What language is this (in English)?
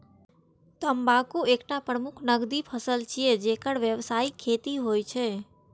Maithili